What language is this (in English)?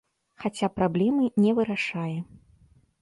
Belarusian